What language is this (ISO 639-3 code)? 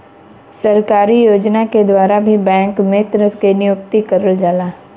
bho